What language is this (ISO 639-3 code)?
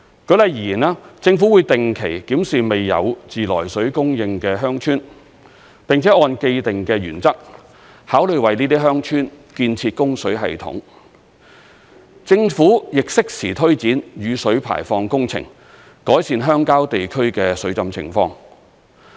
yue